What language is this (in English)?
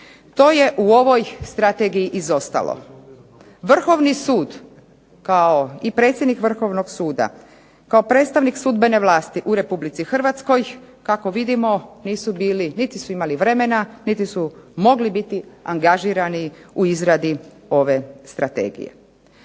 Croatian